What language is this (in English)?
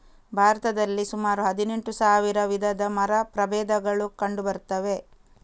Kannada